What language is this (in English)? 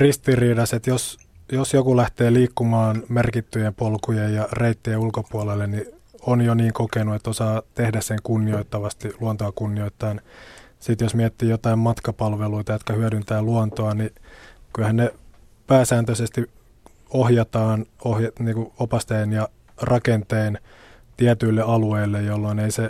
Finnish